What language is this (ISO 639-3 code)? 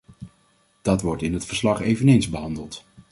nld